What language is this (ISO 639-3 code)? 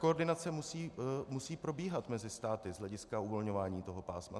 ces